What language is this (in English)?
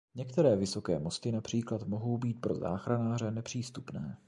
Czech